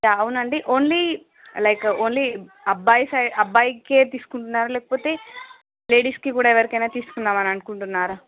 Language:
Telugu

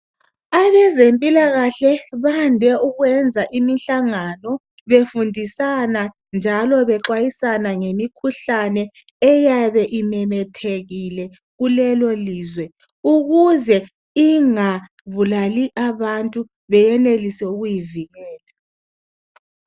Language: North Ndebele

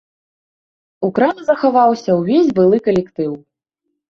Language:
Belarusian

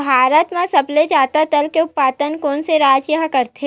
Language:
Chhattisgarhi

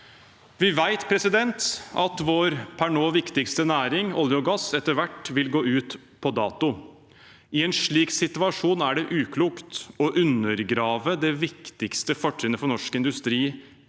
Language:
Norwegian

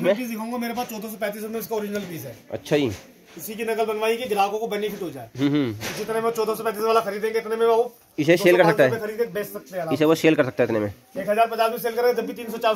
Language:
Hindi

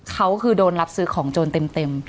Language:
Thai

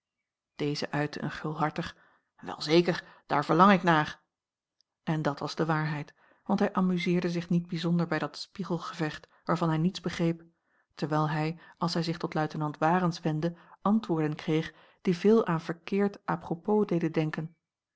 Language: Dutch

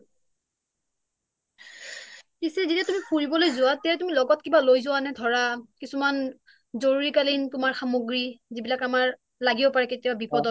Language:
Assamese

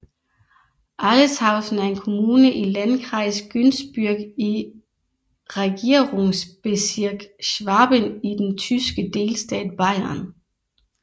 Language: Danish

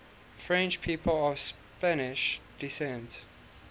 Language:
English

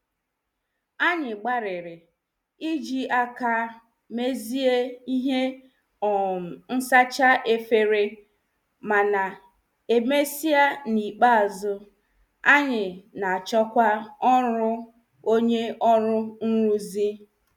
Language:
Igbo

